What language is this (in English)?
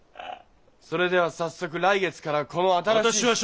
Japanese